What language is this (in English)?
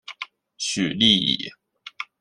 Chinese